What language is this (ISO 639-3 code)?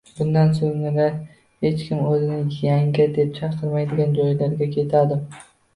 uzb